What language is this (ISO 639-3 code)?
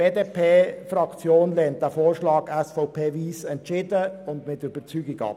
gsw